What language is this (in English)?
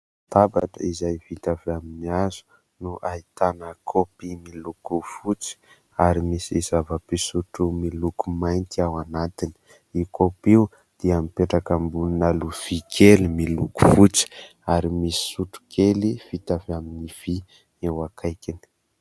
Malagasy